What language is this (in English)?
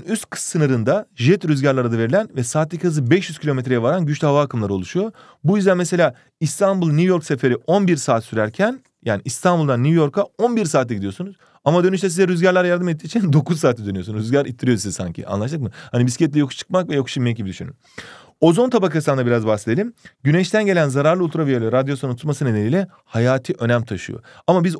Turkish